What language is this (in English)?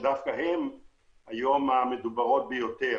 Hebrew